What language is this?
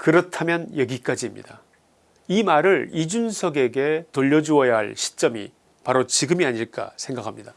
Korean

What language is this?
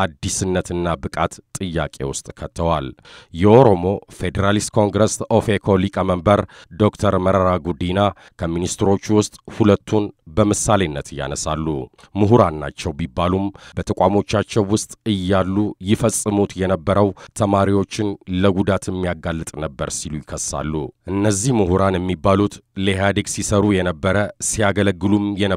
Romanian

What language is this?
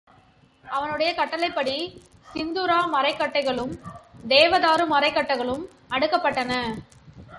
Tamil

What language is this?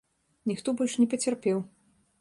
Belarusian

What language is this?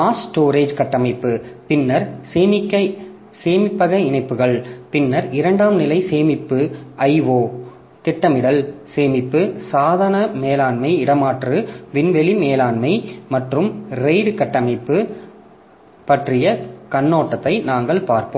Tamil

